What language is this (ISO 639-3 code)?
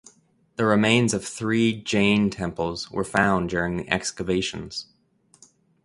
eng